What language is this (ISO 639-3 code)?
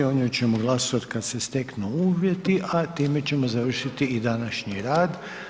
hrv